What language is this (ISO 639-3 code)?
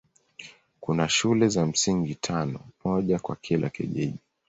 swa